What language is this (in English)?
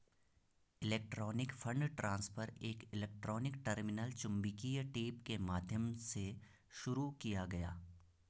Hindi